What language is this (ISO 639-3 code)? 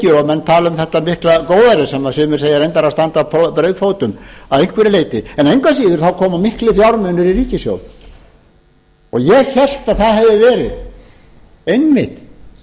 isl